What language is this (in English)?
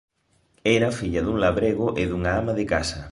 Galician